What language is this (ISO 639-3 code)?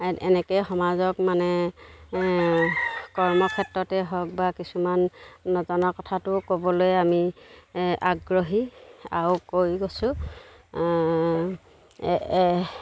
asm